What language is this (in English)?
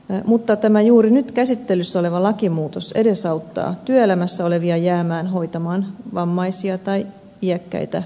Finnish